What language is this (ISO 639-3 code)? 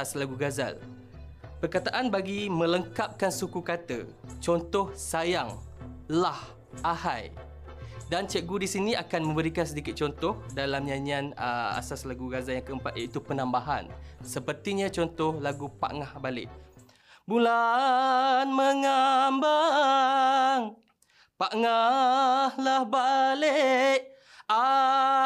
msa